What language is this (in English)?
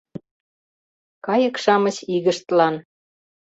Mari